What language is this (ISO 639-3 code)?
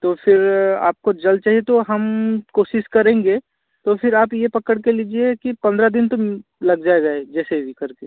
hin